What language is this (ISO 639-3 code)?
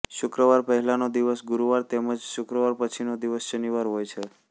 guj